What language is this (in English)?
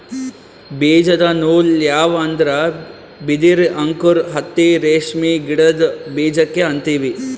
Kannada